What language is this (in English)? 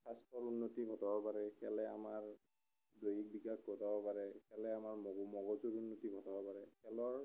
Assamese